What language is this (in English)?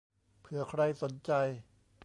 Thai